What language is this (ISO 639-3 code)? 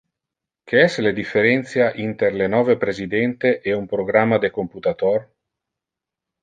ina